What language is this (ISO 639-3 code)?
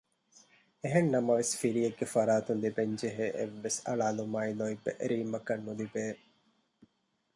div